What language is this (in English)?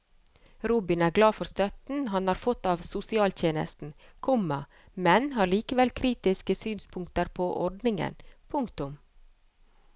Norwegian